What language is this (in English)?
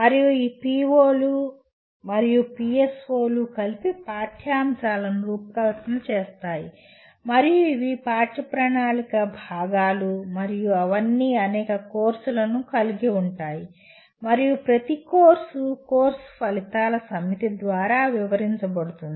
Telugu